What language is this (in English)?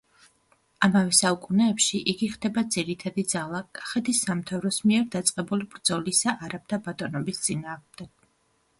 Georgian